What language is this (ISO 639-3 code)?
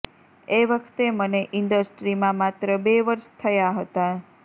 guj